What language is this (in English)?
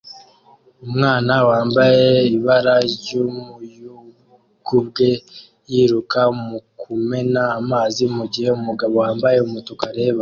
Kinyarwanda